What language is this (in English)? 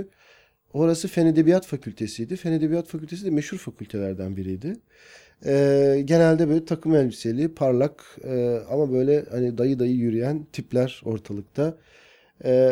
Turkish